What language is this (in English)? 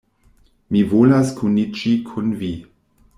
Esperanto